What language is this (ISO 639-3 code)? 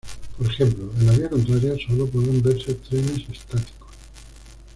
spa